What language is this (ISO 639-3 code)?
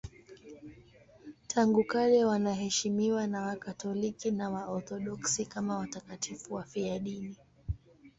swa